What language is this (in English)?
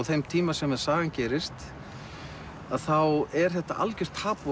Icelandic